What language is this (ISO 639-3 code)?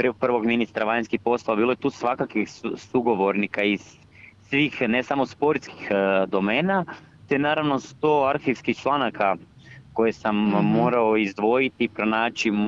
hrv